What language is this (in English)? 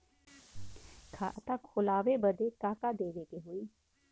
Bhojpuri